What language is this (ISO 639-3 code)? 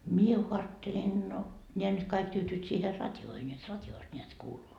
fin